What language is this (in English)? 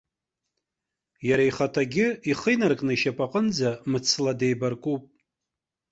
Abkhazian